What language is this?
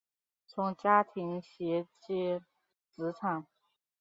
Chinese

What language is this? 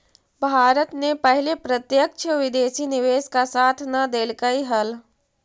Magahi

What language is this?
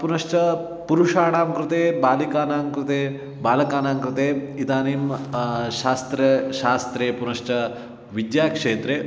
Sanskrit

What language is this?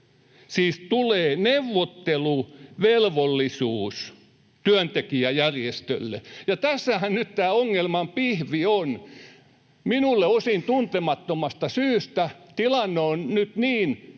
Finnish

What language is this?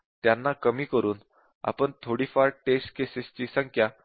Marathi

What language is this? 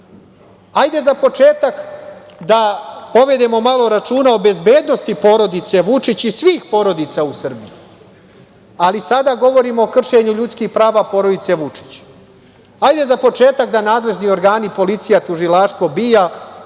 Serbian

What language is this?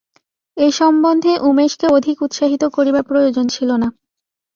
Bangla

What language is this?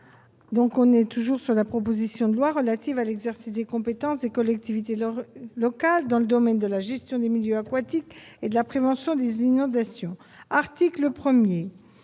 French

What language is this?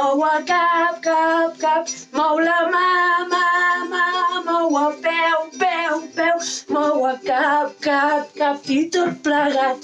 Spanish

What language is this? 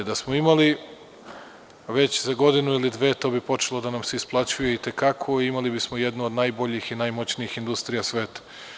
Serbian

